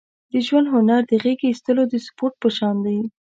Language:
Pashto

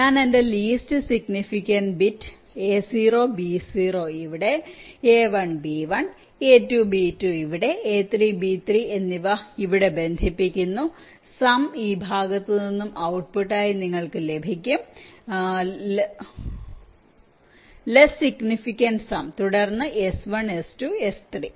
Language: Malayalam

